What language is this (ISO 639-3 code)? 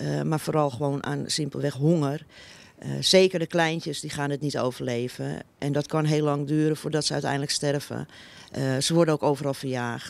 nld